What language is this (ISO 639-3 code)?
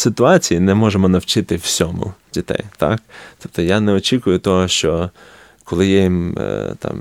ukr